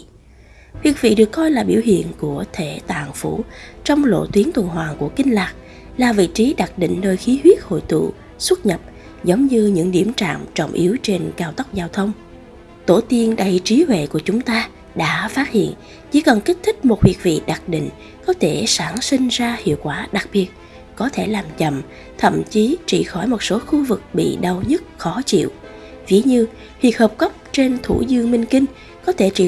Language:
Vietnamese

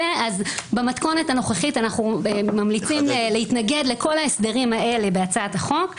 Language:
Hebrew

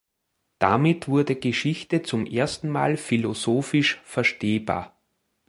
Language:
German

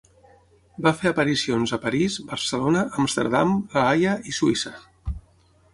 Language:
Catalan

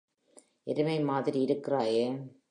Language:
Tamil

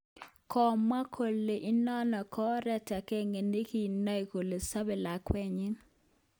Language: Kalenjin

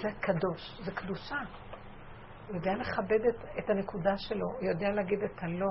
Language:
Hebrew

